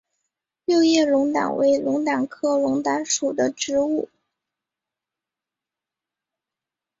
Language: Chinese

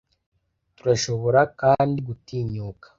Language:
Kinyarwanda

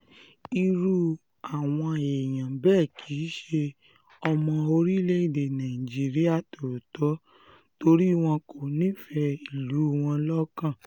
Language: Yoruba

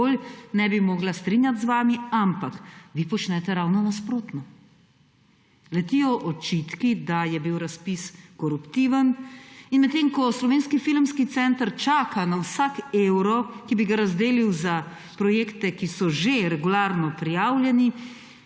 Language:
Slovenian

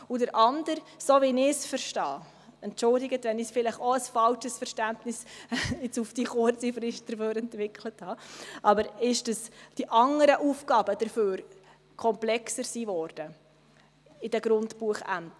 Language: Swiss German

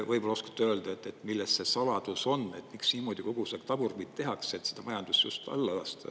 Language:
Estonian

